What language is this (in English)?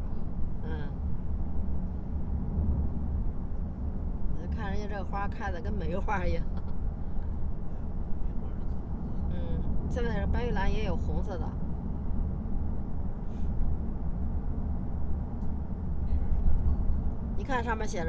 Chinese